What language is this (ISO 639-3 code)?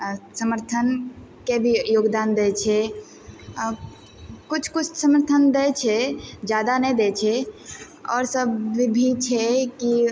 mai